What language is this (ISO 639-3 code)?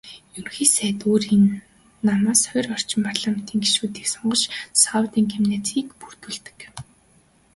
mon